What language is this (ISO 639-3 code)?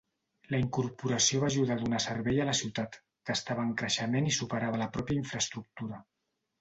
cat